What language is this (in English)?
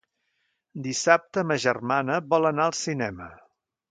Catalan